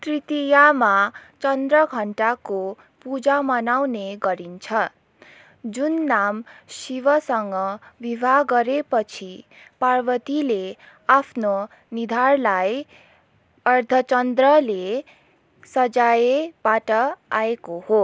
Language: Nepali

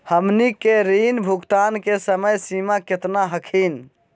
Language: Magahi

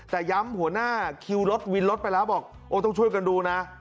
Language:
Thai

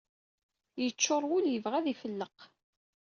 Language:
Kabyle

